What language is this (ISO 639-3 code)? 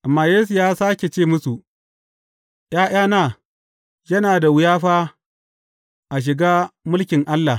hau